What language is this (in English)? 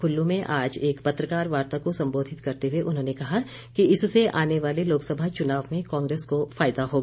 Hindi